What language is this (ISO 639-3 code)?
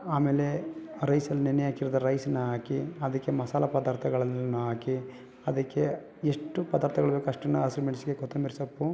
kan